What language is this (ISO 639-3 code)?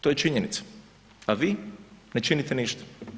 hrv